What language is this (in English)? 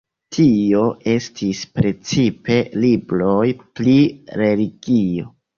Esperanto